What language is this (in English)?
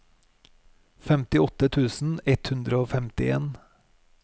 Norwegian